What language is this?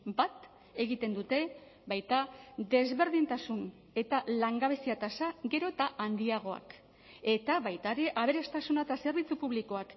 Basque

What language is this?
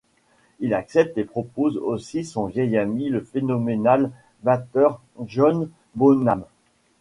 French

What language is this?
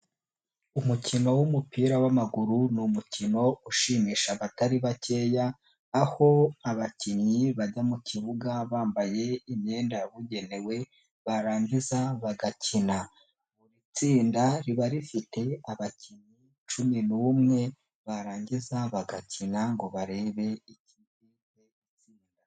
Kinyarwanda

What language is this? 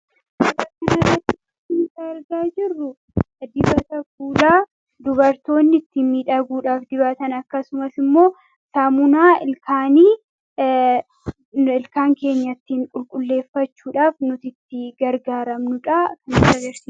Oromo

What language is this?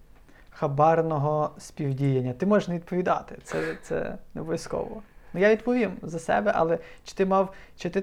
Ukrainian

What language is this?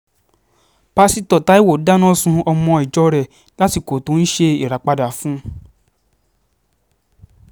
Yoruba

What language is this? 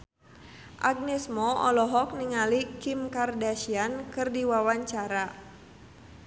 Sundanese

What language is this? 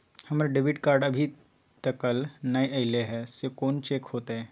Maithili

